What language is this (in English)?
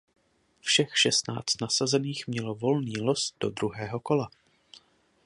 Czech